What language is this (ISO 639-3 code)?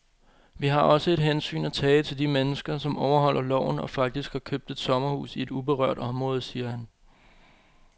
dan